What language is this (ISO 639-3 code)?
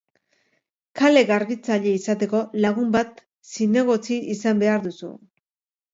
eus